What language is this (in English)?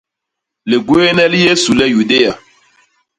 Basaa